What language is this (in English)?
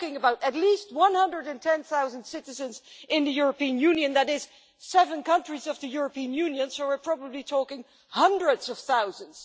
English